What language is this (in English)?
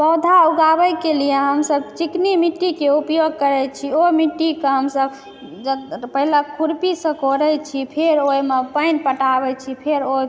Maithili